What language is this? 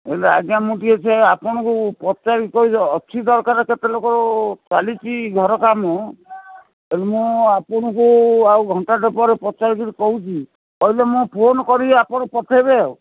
Odia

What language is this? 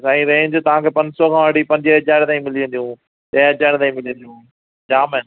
Sindhi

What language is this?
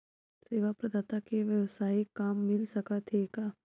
Chhattisgarhi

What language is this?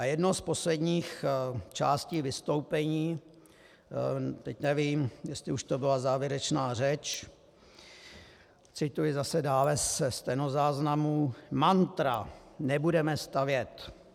Czech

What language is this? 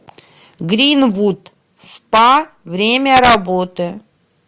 Russian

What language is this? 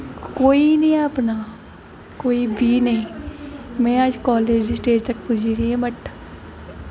Dogri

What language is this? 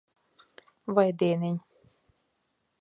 Latvian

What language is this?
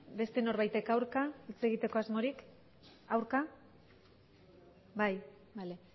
Basque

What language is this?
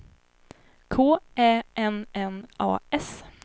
Swedish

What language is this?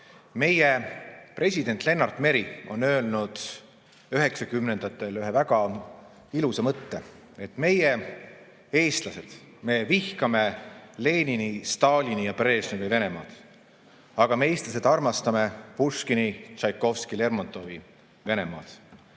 Estonian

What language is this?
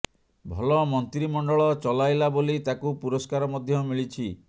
Odia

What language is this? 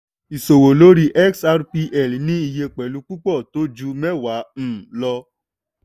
Yoruba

